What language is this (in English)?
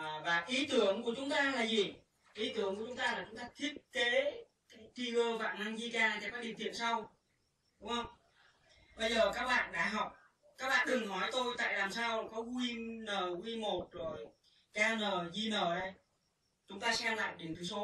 Vietnamese